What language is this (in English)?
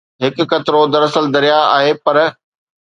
Sindhi